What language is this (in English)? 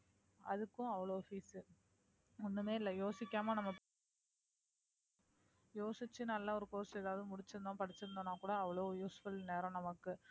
Tamil